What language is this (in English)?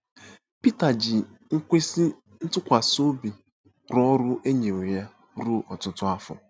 Igbo